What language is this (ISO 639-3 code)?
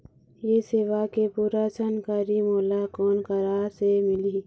hne